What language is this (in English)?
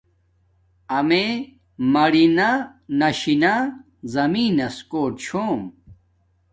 Domaaki